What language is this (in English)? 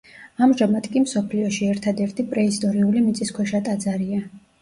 Georgian